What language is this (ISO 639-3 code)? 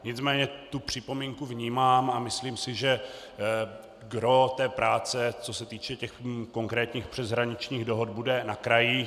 ces